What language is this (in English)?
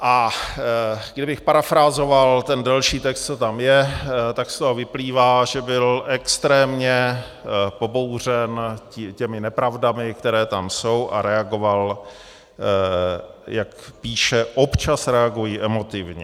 Czech